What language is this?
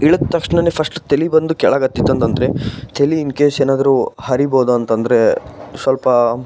Kannada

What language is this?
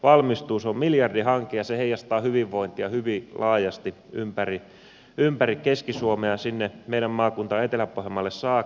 Finnish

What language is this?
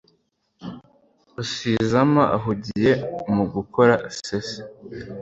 Kinyarwanda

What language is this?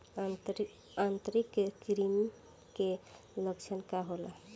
Bhojpuri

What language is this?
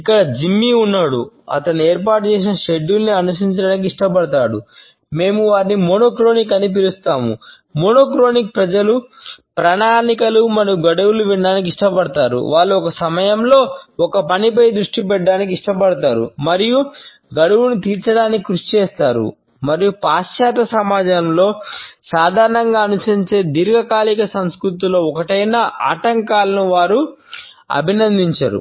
Telugu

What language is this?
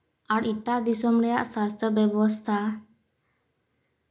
Santali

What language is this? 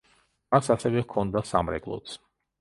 Georgian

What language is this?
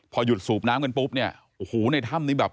Thai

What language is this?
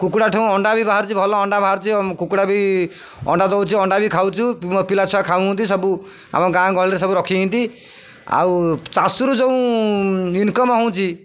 Odia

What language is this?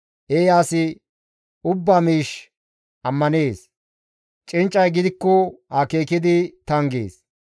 Gamo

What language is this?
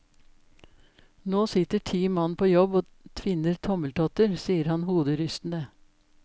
Norwegian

